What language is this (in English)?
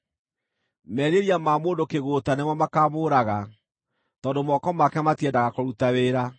Kikuyu